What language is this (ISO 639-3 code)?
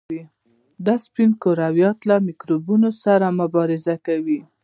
pus